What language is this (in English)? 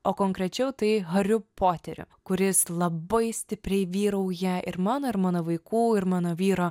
Lithuanian